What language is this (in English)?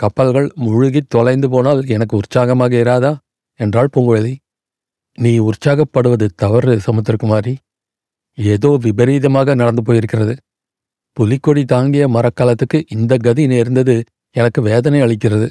Tamil